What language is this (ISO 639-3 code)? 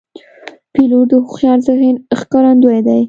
pus